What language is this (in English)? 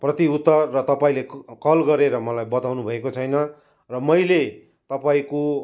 Nepali